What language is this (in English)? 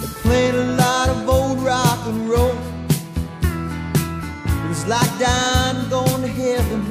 English